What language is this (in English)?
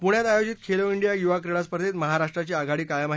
Marathi